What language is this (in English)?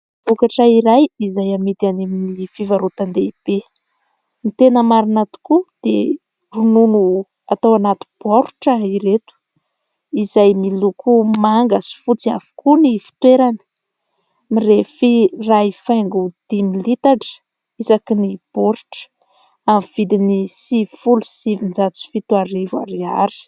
Malagasy